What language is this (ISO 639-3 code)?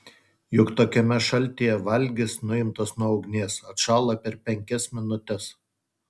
lit